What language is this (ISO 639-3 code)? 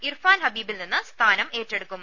mal